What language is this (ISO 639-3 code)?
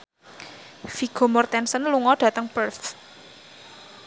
jav